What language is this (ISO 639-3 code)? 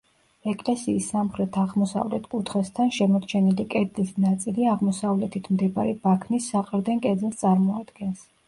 kat